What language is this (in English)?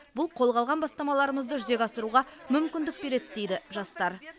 Kazakh